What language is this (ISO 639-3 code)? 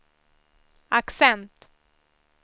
swe